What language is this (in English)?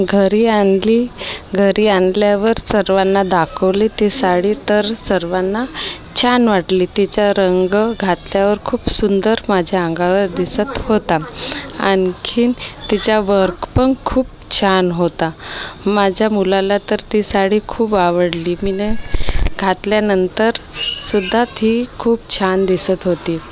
Marathi